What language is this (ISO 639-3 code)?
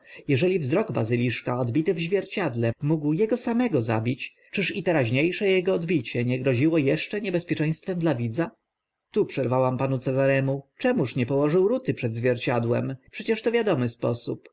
pol